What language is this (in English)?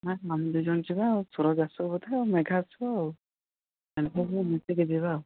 Odia